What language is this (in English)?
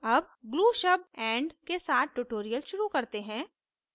Hindi